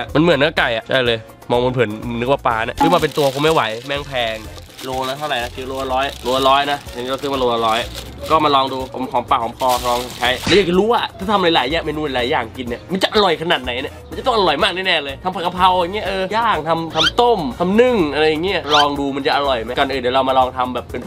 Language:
Thai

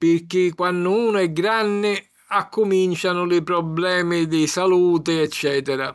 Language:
Sicilian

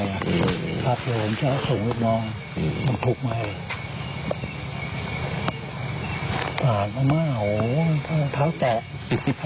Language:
Thai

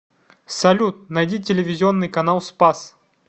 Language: Russian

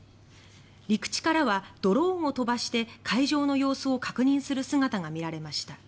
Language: Japanese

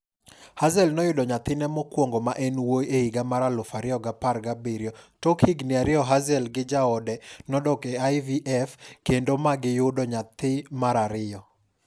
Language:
Luo (Kenya and Tanzania)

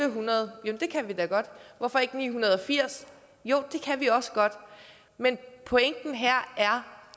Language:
Danish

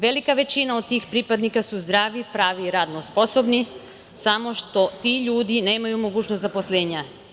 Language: Serbian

